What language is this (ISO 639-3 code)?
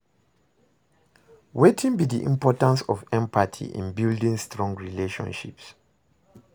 pcm